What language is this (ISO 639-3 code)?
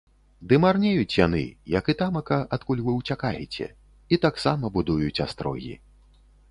bel